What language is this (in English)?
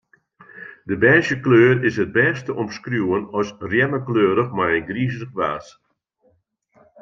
Western Frisian